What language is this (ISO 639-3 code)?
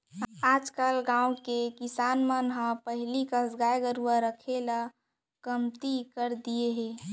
hne